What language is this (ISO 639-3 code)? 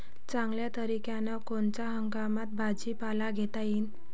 mar